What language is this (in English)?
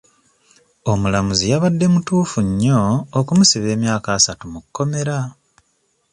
Ganda